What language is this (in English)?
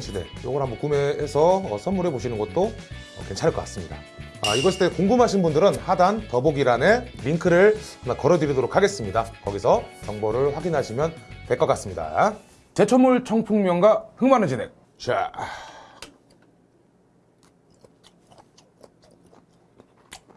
Korean